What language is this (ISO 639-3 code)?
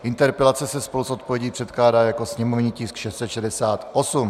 ces